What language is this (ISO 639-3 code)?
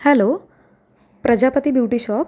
mar